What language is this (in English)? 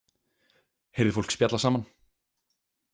Icelandic